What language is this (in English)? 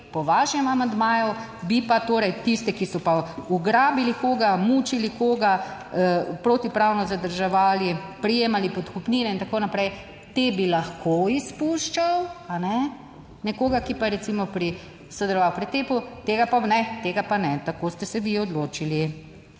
Slovenian